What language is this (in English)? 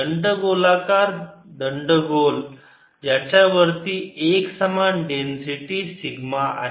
Marathi